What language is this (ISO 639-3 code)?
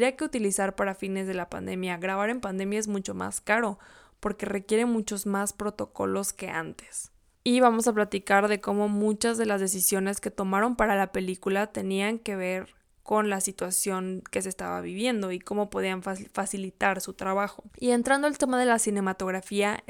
spa